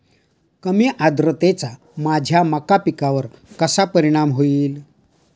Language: Marathi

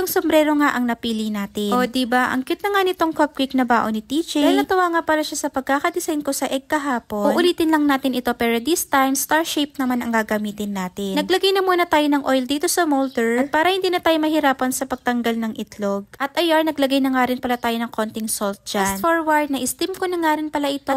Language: Filipino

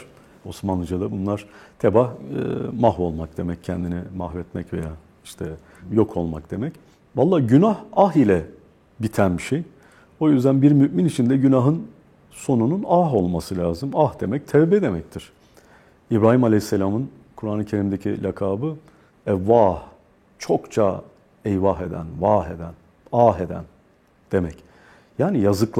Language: Turkish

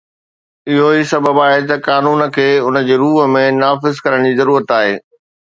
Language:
Sindhi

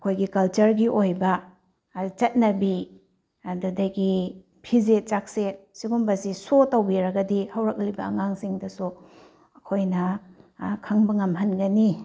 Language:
Manipuri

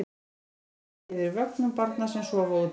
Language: Icelandic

